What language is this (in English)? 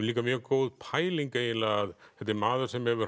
Icelandic